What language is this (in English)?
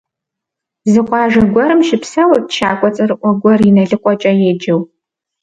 Kabardian